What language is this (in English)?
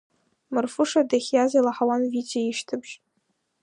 Abkhazian